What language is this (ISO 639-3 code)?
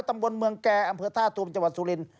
tha